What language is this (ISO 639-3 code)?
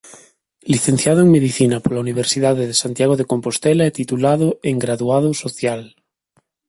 glg